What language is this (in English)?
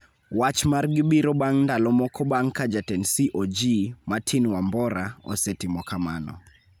Luo (Kenya and Tanzania)